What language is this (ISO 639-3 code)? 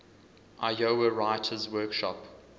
eng